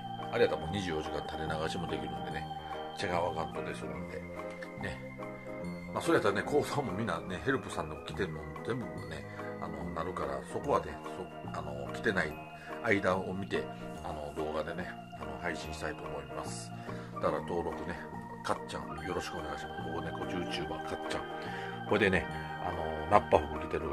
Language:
Japanese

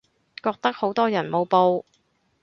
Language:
Cantonese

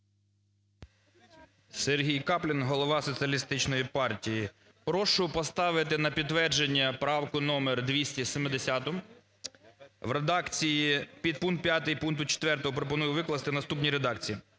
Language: Ukrainian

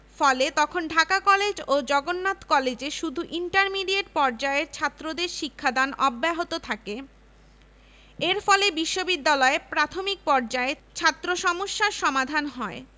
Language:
Bangla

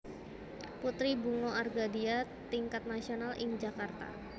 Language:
Javanese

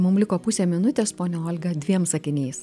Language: Lithuanian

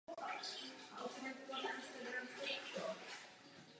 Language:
Czech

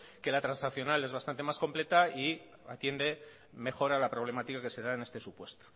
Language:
Spanish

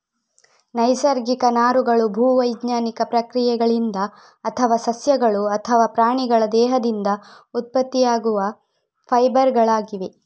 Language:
Kannada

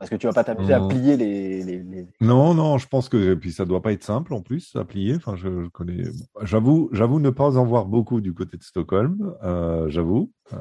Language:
French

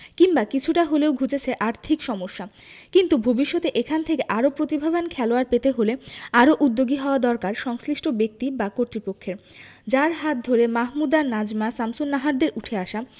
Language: Bangla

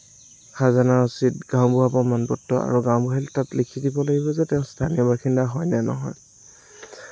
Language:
Assamese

